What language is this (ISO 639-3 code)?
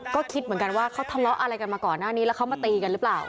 tha